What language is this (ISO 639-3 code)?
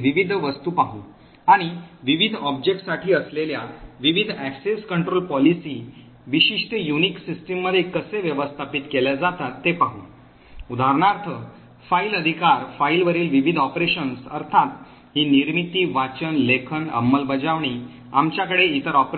mar